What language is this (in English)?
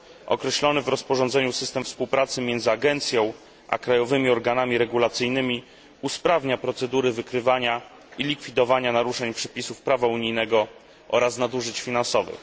Polish